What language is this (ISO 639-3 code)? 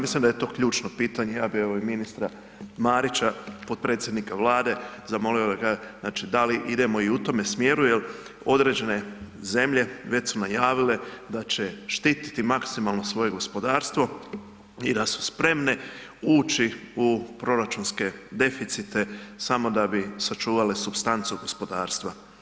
hrv